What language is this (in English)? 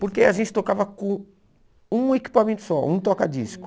Portuguese